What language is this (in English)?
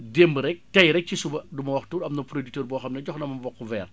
Wolof